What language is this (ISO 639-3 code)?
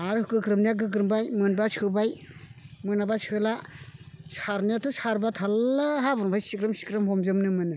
brx